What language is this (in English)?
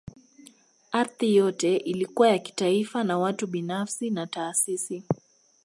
Swahili